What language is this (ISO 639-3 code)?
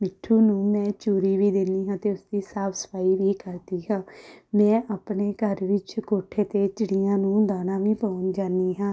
pan